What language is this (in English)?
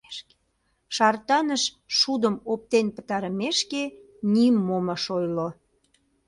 Mari